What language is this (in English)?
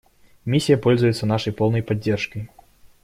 Russian